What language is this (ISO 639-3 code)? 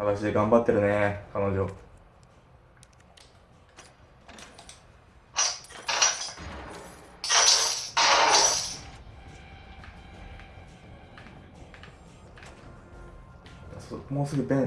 jpn